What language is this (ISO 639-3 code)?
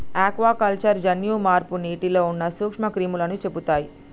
tel